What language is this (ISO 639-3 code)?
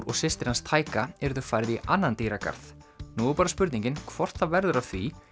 isl